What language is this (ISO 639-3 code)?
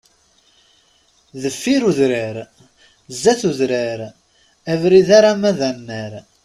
kab